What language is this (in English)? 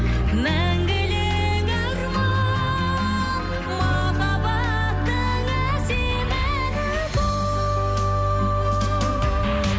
Kazakh